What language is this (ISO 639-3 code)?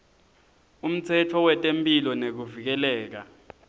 ssw